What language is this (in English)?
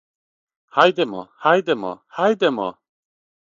Serbian